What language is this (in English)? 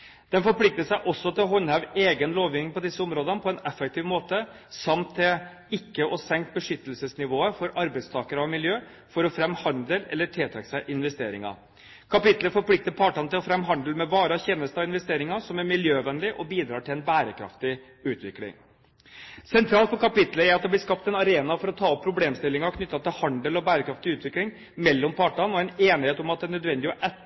Norwegian Bokmål